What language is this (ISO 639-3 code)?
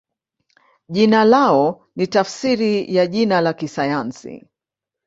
swa